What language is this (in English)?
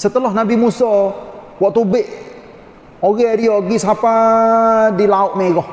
Malay